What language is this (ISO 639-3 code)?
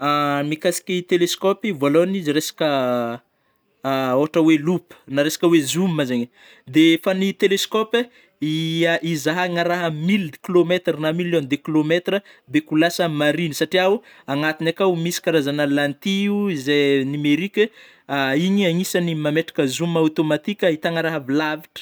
bmm